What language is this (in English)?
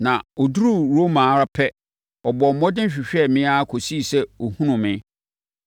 Akan